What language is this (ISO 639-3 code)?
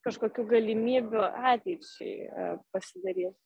lit